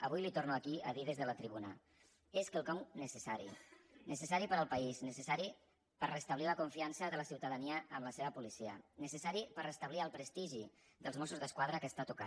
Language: Catalan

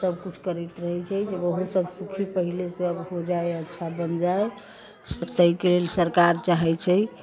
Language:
Maithili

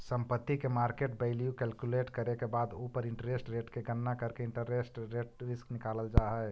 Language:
Magahi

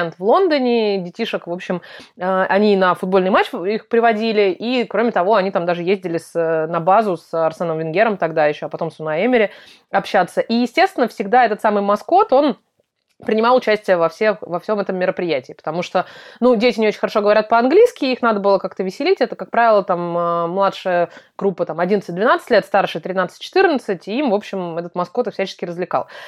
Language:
Russian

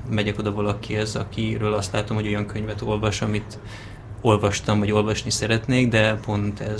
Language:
Hungarian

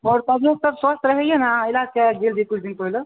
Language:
Maithili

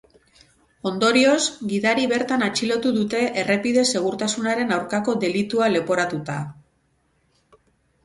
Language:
Basque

